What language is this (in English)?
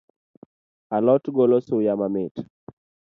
Luo (Kenya and Tanzania)